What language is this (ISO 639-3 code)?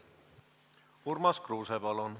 est